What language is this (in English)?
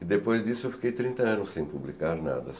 Portuguese